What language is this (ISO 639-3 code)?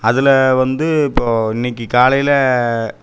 tam